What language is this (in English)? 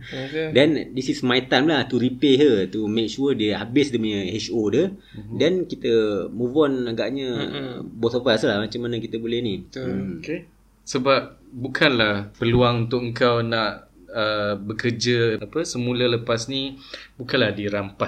Malay